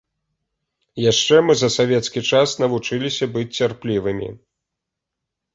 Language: Belarusian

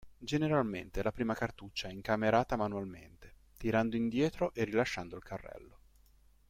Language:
Italian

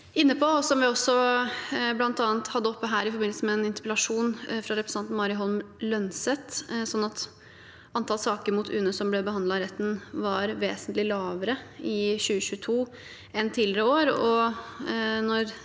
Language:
Norwegian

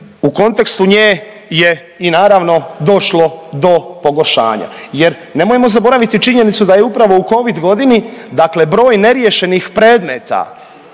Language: Croatian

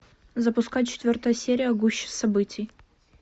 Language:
Russian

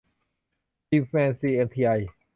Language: Thai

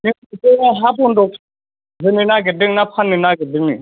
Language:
Bodo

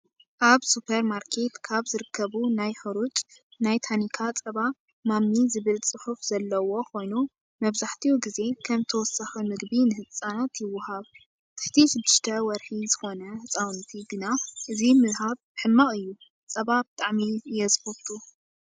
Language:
Tigrinya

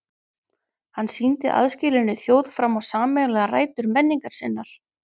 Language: Icelandic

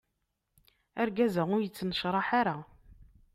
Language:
Kabyle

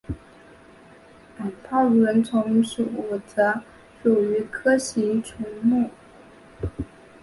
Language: Chinese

